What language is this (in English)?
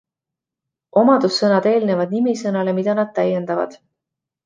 Estonian